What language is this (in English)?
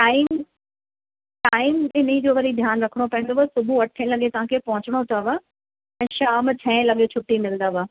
Sindhi